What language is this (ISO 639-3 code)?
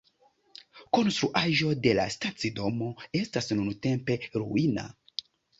epo